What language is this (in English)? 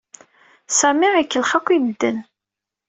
Kabyle